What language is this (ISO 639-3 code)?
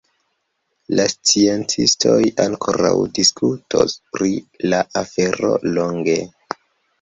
epo